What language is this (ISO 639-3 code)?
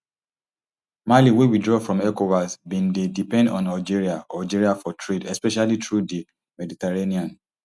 pcm